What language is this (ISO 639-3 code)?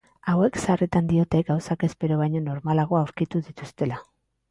eus